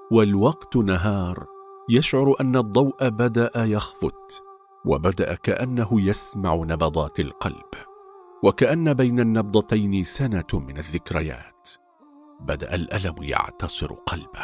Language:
Arabic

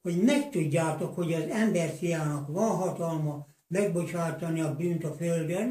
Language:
Hungarian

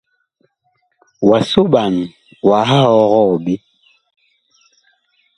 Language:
Bakoko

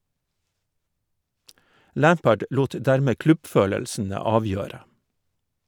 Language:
Norwegian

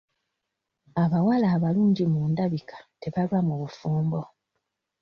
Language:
Ganda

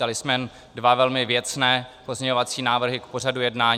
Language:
Czech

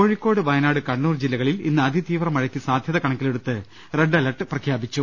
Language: Malayalam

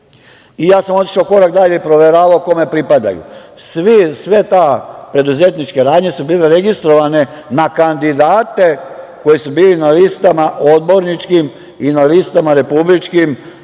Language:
Serbian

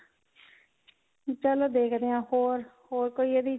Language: Punjabi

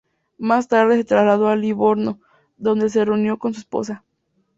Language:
Spanish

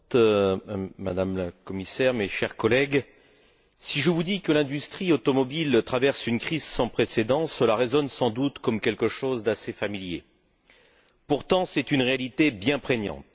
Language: French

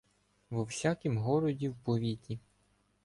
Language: Ukrainian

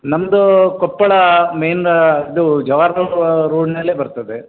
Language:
Kannada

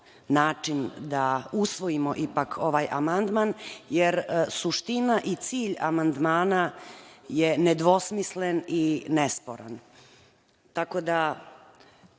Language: Serbian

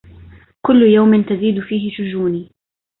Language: Arabic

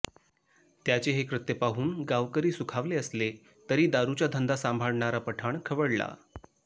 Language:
Marathi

